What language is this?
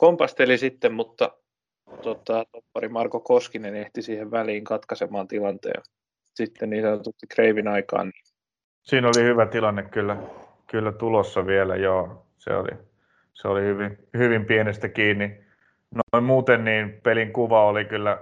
Finnish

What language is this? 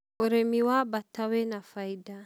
Kikuyu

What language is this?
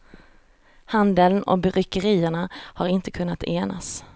Swedish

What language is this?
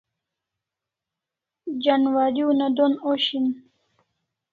Kalasha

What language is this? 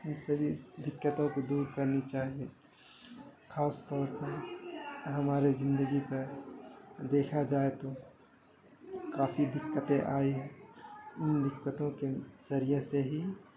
Urdu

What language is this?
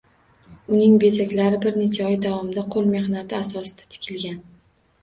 Uzbek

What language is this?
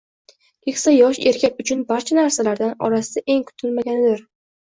Uzbek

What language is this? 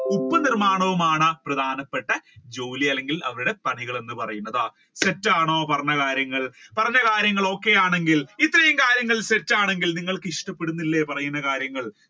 Malayalam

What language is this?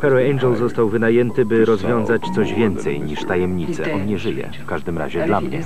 Polish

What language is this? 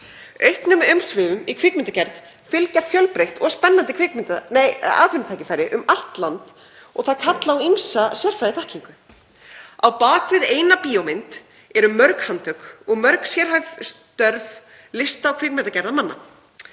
Icelandic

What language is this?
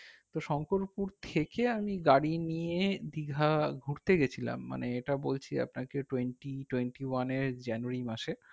Bangla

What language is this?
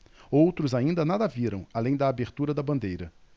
Portuguese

